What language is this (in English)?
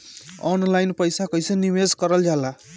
Bhojpuri